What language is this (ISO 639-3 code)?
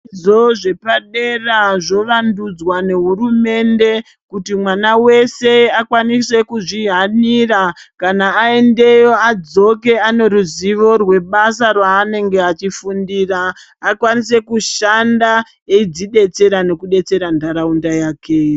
ndc